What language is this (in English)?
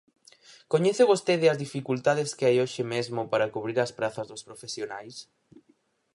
Galician